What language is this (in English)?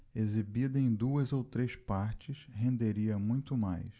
Portuguese